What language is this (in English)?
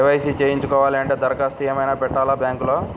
Telugu